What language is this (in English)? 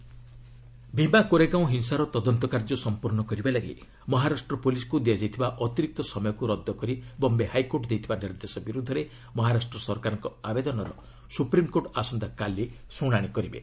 Odia